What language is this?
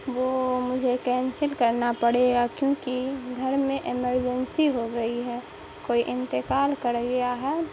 Urdu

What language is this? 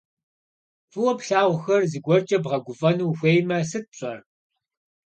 Kabardian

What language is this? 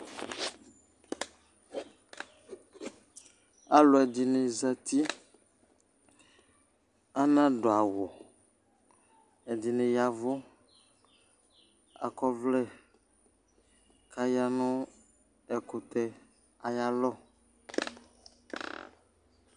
Ikposo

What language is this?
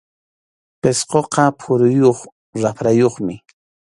Arequipa-La Unión Quechua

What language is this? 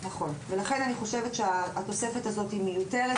Hebrew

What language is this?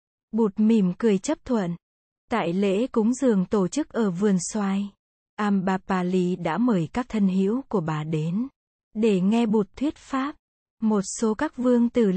Vietnamese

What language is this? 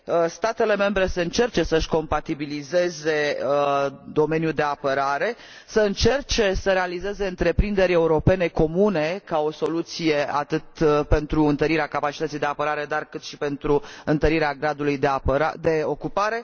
Romanian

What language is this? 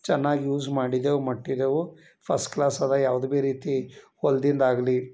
Kannada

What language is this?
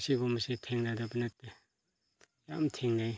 Manipuri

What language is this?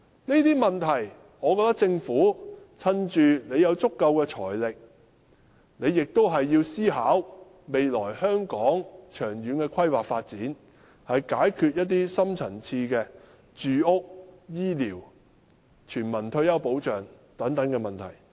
Cantonese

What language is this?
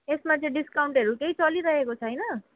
Nepali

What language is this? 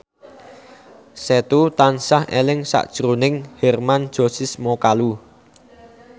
Javanese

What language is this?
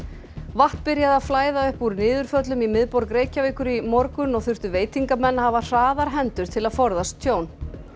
Icelandic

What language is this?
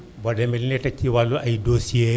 Wolof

